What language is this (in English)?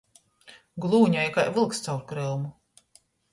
Latgalian